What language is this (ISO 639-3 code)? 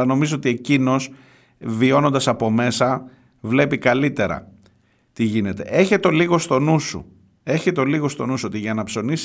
ell